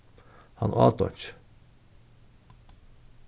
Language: Faroese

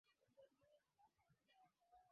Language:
Swahili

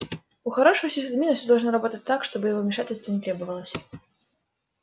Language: Russian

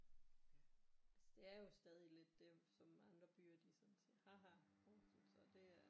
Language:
Danish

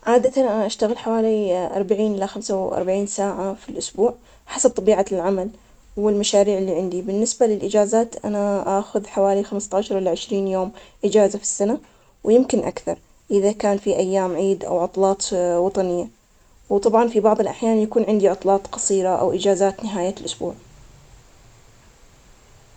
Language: Omani Arabic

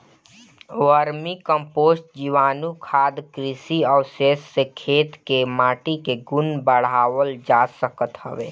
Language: Bhojpuri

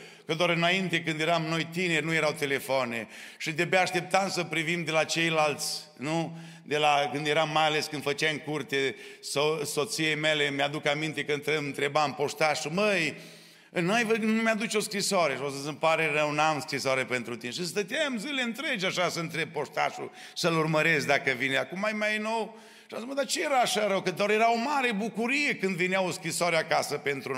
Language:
Romanian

